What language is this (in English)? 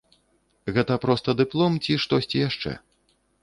Belarusian